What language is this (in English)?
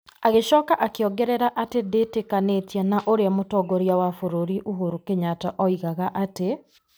Kikuyu